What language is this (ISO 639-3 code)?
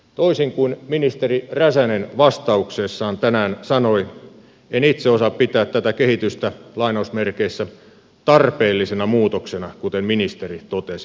fin